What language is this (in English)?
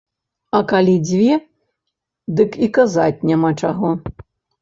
Belarusian